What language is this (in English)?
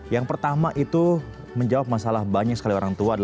Indonesian